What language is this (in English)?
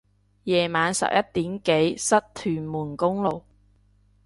Cantonese